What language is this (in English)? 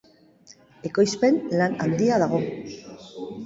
Basque